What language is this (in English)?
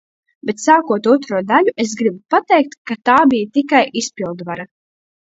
Latvian